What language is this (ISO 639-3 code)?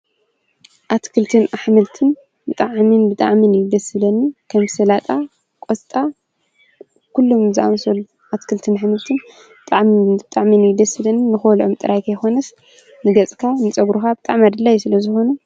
tir